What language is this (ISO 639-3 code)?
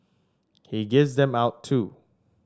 eng